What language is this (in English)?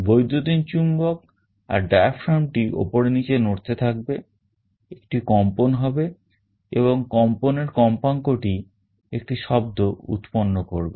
Bangla